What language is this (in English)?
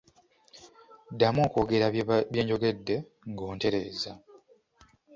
Ganda